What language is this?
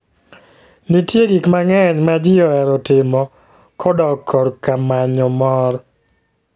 Luo (Kenya and Tanzania)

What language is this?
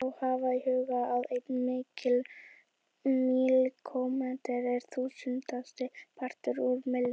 Icelandic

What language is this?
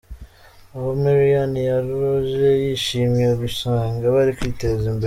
Kinyarwanda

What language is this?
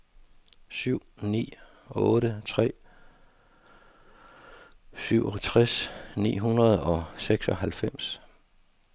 Danish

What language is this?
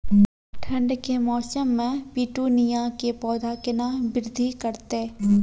Maithili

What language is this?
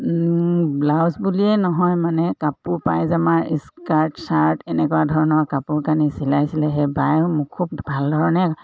Assamese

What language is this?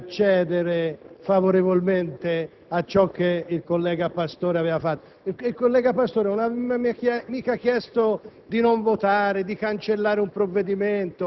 Italian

